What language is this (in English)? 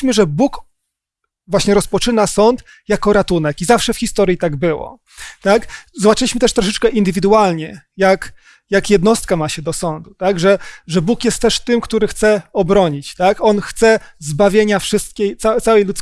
Polish